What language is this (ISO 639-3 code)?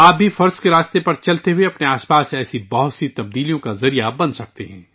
urd